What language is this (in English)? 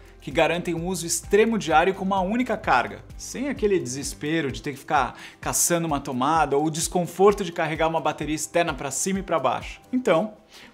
Portuguese